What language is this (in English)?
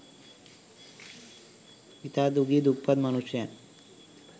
Sinhala